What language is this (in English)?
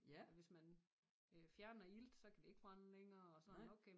Danish